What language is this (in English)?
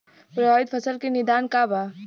Bhojpuri